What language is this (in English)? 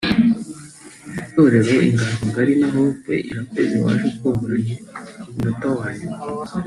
Kinyarwanda